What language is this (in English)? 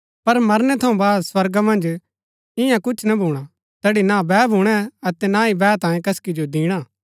Gaddi